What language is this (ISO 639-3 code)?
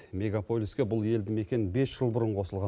kaz